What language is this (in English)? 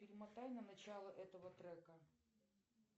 Russian